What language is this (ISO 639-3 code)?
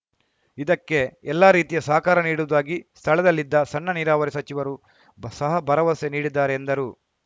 kan